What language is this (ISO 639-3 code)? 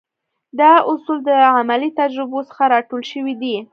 pus